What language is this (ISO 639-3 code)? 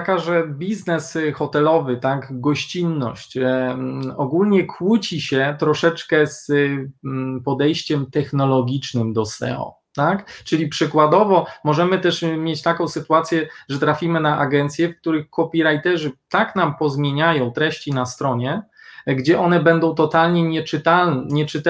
pol